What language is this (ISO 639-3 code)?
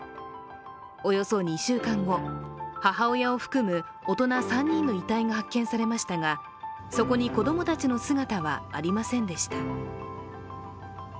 jpn